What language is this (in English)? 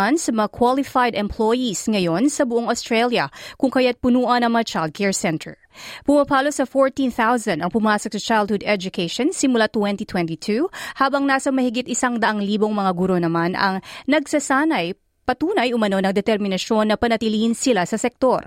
Filipino